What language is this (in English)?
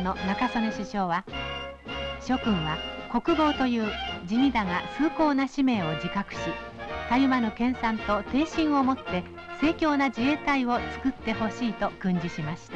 Japanese